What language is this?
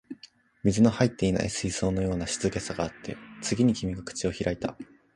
Japanese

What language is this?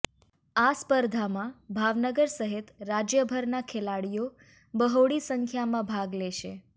Gujarati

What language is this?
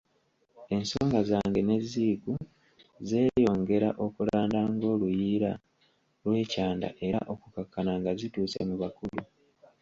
Ganda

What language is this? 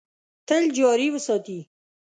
Pashto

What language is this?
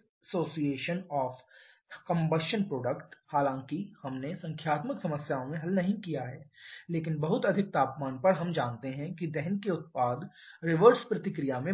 Hindi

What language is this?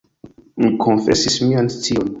Esperanto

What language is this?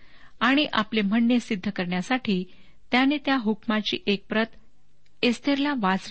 Marathi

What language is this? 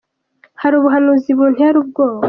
Kinyarwanda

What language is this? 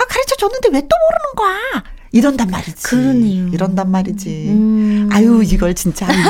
Korean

